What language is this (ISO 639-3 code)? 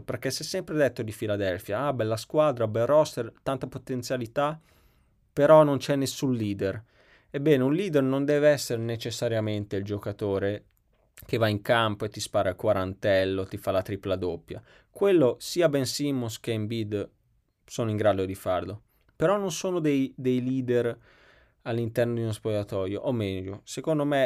ita